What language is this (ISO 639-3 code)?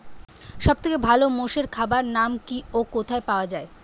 ben